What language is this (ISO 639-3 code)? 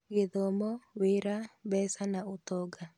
kik